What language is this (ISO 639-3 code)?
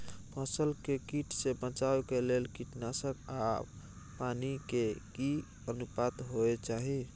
mai